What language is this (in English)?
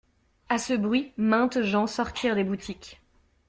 French